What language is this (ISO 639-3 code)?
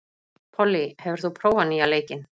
isl